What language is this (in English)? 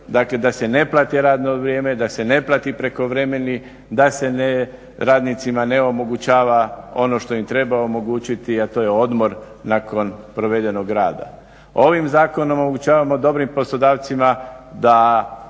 Croatian